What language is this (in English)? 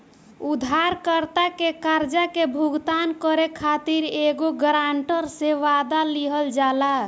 Bhojpuri